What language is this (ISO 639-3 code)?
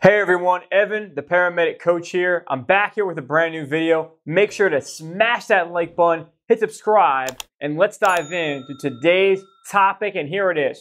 eng